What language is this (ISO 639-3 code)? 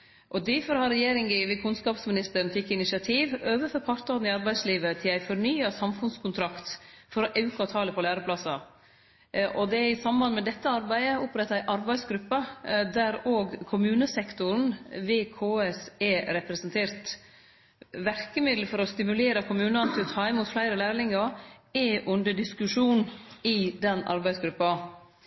nno